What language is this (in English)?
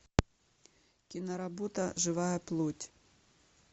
Russian